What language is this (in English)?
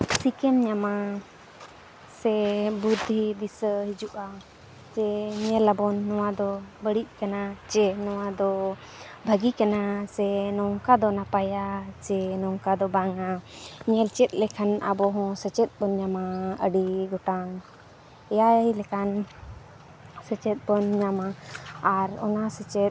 Santali